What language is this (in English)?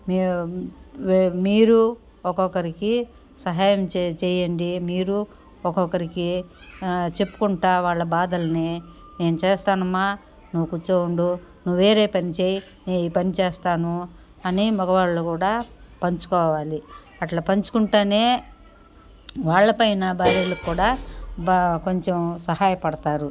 Telugu